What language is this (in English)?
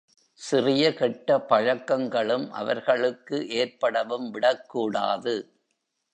Tamil